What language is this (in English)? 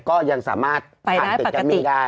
Thai